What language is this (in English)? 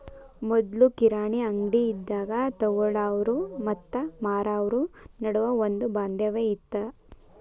Kannada